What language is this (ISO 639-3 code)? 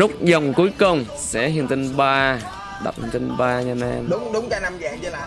vie